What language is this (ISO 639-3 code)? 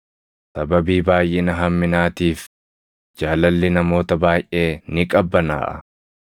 orm